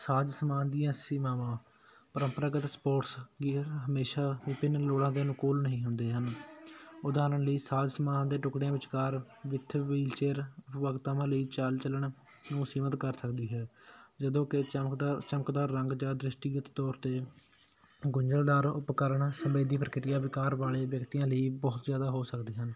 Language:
Punjabi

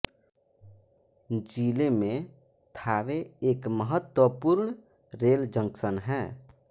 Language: Hindi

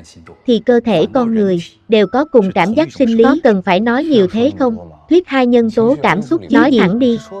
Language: Vietnamese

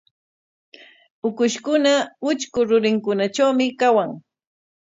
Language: Corongo Ancash Quechua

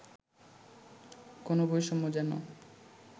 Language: Bangla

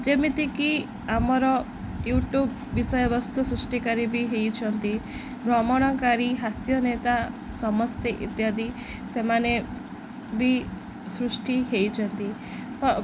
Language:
Odia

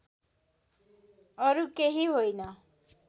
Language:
Nepali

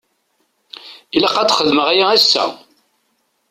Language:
Kabyle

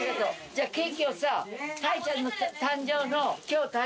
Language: Japanese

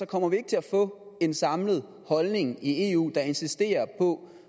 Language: Danish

